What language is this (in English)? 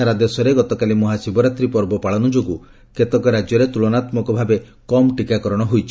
Odia